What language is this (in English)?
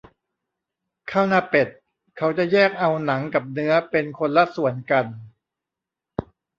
Thai